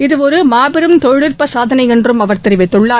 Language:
Tamil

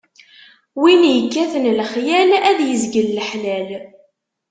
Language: Kabyle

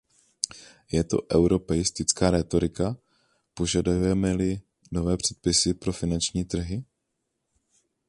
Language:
Czech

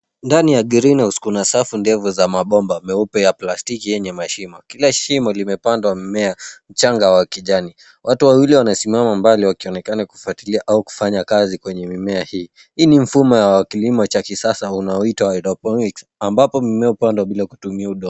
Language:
Swahili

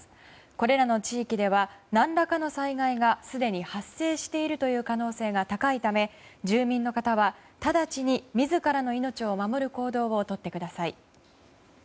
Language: Japanese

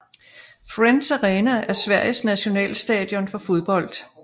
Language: Danish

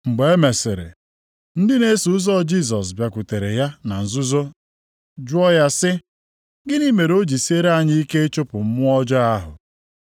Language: Igbo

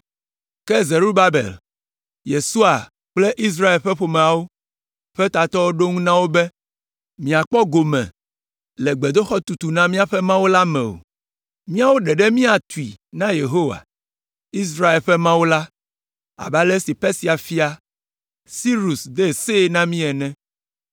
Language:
Ewe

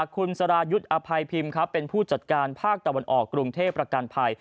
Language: Thai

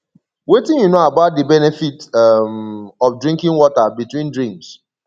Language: Nigerian Pidgin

